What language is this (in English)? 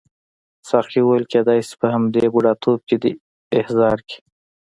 Pashto